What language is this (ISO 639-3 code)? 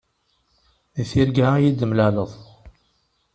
kab